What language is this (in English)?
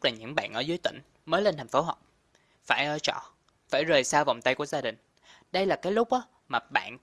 Vietnamese